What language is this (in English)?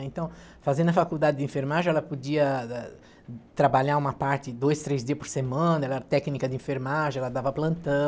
Portuguese